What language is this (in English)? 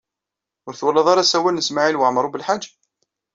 Kabyle